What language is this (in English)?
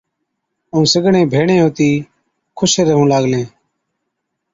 Od